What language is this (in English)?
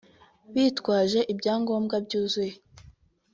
Kinyarwanda